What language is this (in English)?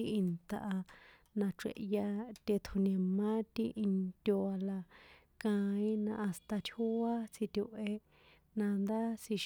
San Juan Atzingo Popoloca